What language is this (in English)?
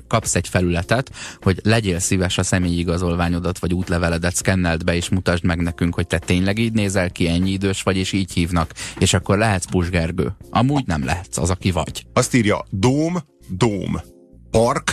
Hungarian